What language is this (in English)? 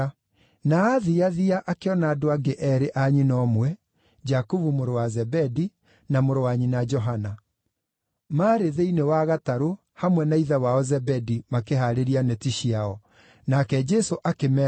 Kikuyu